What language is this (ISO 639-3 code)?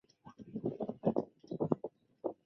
zho